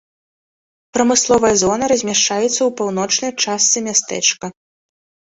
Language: Belarusian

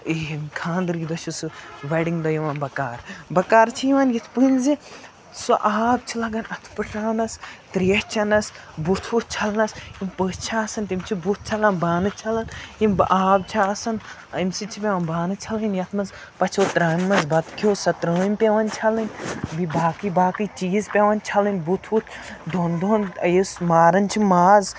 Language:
Kashmiri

